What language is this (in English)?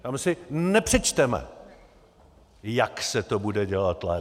Czech